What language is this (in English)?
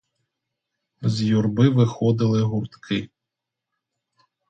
Ukrainian